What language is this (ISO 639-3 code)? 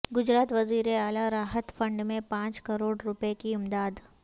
urd